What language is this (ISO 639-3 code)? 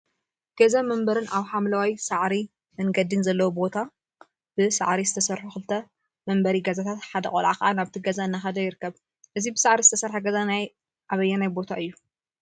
tir